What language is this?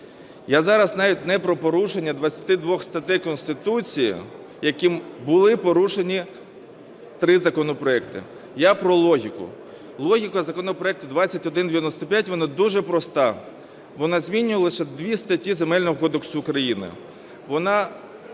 Ukrainian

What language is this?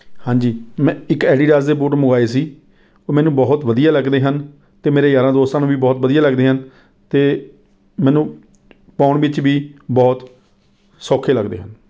Punjabi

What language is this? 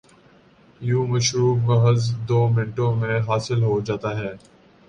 Urdu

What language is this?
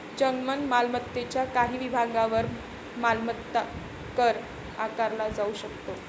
Marathi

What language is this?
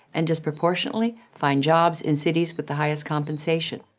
English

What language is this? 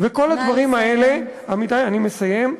Hebrew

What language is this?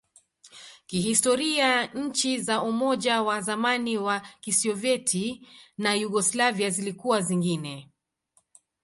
Swahili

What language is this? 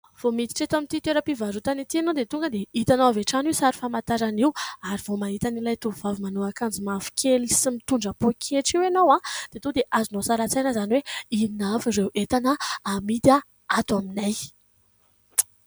Malagasy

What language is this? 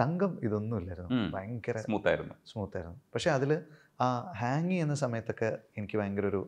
Malayalam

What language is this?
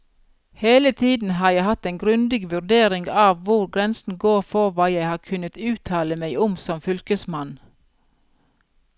Norwegian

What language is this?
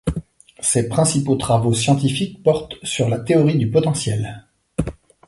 French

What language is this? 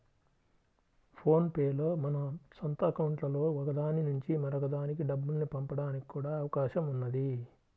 Telugu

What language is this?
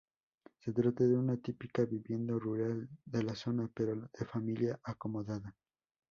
Spanish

